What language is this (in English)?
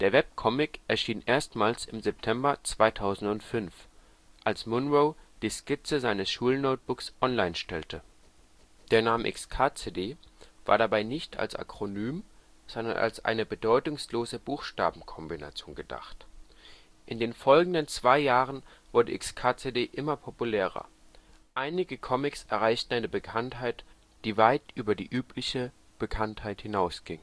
German